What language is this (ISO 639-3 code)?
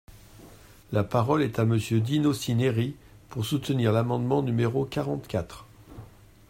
fra